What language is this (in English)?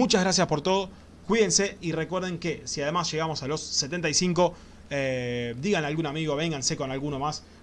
Spanish